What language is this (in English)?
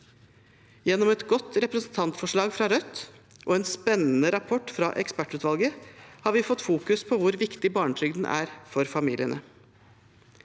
Norwegian